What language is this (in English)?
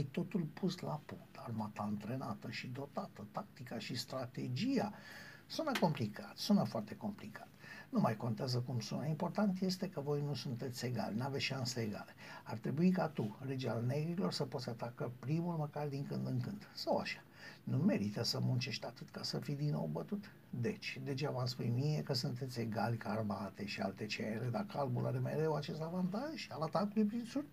Romanian